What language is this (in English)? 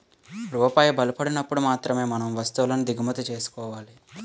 Telugu